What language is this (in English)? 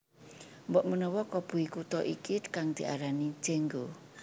Javanese